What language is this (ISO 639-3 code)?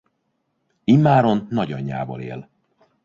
hun